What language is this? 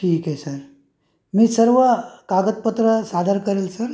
Marathi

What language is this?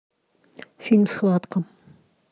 Russian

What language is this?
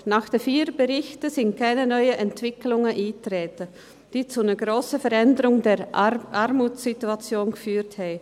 Swiss German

